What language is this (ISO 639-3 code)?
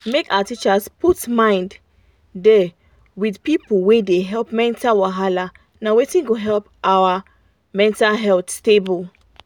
pcm